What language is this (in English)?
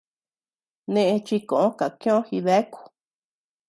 Tepeuxila Cuicatec